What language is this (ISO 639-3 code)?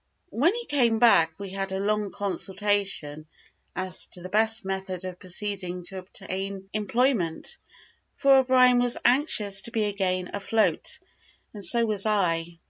eng